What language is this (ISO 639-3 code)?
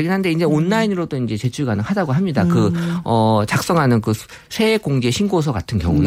kor